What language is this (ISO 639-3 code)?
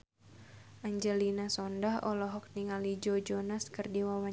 sun